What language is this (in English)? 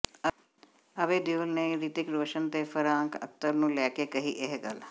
Punjabi